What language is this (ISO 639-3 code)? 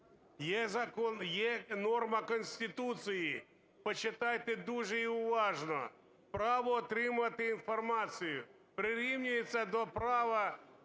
ukr